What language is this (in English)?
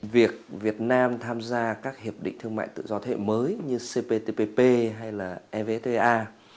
Vietnamese